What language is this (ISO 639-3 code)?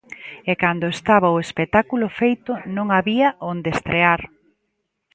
glg